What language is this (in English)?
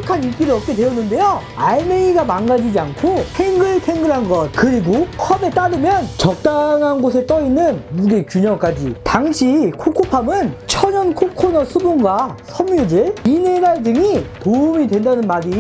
Korean